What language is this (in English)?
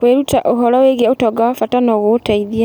Kikuyu